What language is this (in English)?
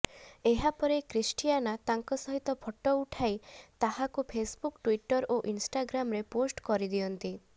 Odia